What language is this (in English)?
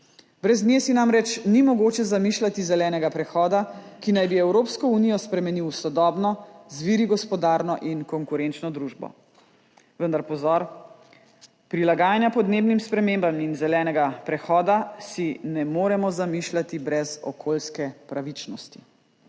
Slovenian